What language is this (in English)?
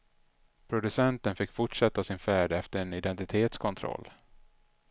Swedish